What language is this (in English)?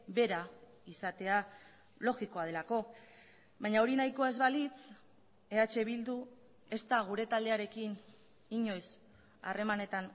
Basque